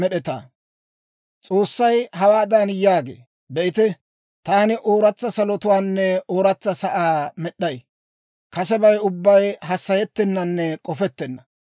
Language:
Dawro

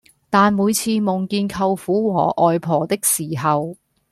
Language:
Cantonese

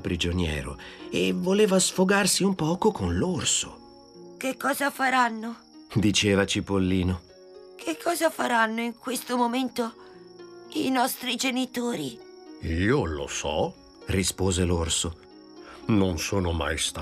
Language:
Italian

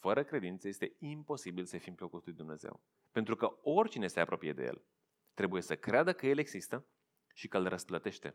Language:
Romanian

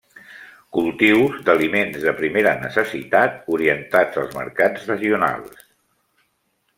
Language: Catalan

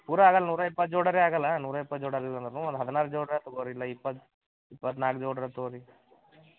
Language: Kannada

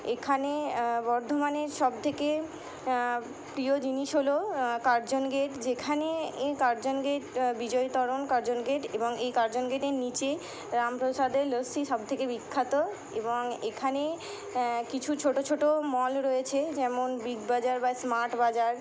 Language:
Bangla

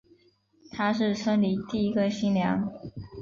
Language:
Chinese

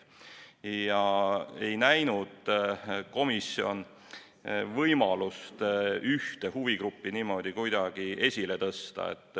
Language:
Estonian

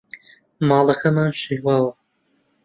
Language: Central Kurdish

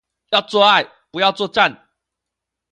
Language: Chinese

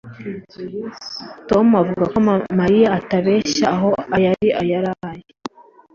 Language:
Kinyarwanda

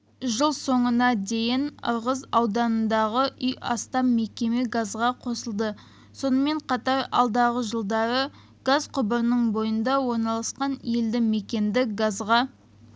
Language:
Kazakh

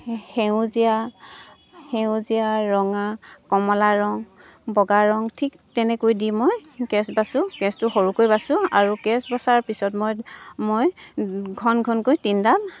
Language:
Assamese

